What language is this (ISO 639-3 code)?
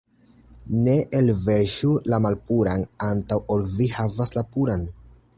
epo